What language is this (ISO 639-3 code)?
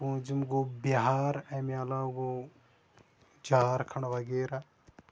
kas